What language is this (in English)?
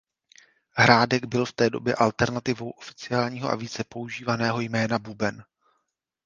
Czech